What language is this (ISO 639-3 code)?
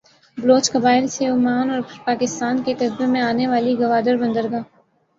urd